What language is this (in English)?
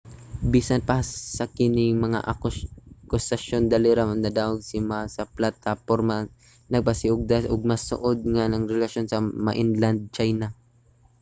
Cebuano